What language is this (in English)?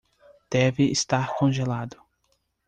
Portuguese